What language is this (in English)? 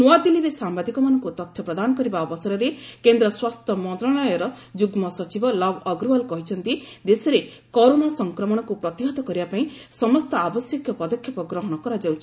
Odia